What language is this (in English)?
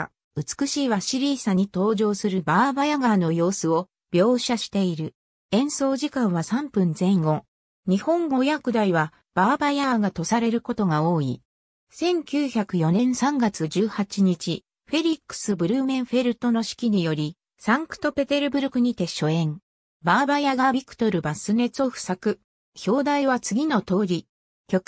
Japanese